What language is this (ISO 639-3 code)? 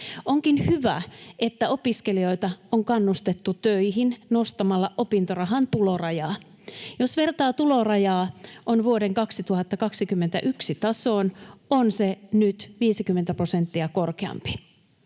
fin